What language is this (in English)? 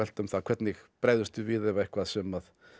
Icelandic